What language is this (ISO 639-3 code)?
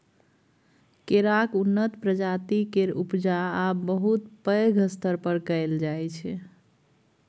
mai